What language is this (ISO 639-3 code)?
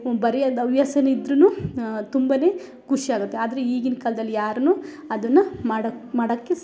kan